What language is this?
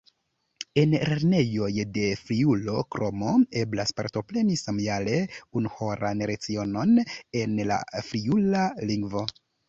Esperanto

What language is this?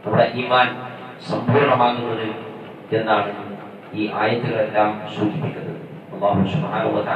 Malayalam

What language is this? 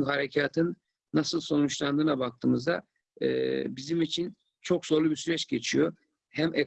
Turkish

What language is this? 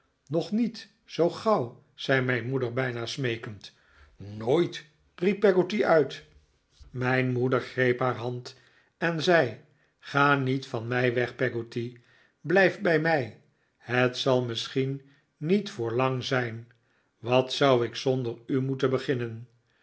Dutch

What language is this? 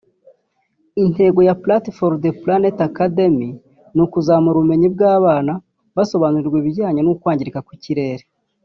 Kinyarwanda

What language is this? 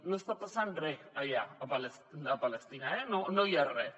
Catalan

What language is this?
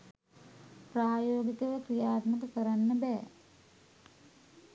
Sinhala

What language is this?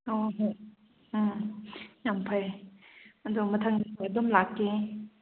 Manipuri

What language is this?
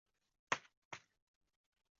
Chinese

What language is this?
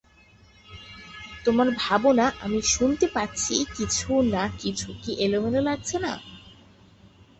Bangla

